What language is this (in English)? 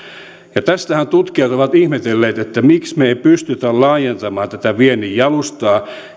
Finnish